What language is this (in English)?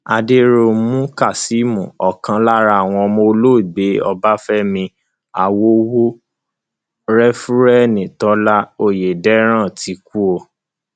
Yoruba